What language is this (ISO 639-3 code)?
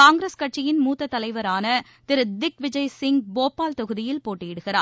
tam